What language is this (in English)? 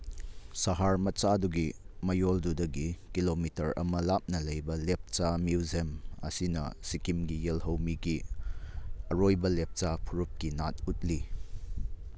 Manipuri